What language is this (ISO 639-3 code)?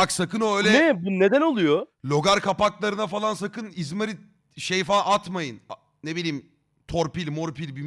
tur